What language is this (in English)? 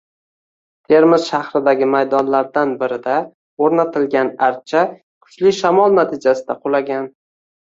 Uzbek